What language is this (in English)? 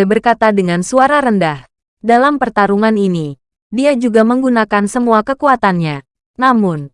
Indonesian